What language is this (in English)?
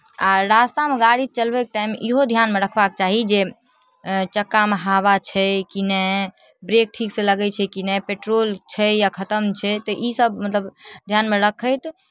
Maithili